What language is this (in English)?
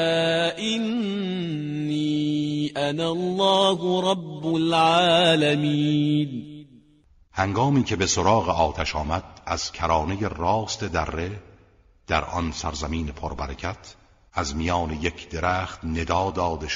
Persian